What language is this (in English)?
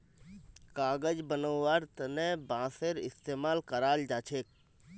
Magahi